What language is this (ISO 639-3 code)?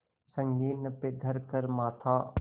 hin